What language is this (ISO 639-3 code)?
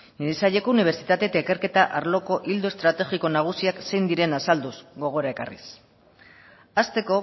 eus